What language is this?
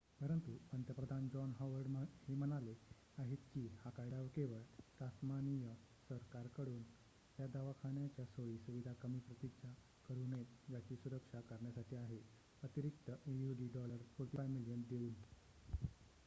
Marathi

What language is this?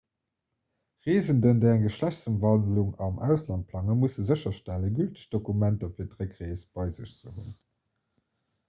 Luxembourgish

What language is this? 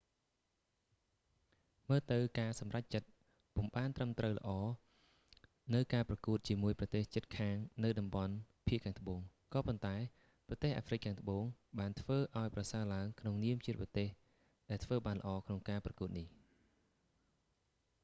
Khmer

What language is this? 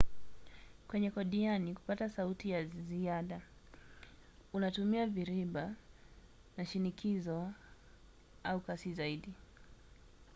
Swahili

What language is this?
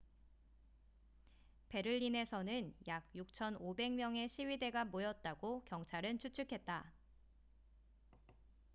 Korean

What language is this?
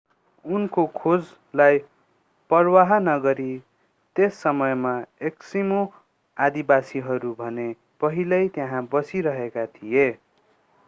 Nepali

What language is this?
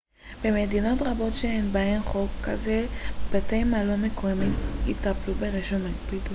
Hebrew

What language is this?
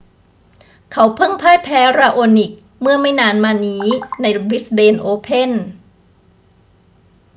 Thai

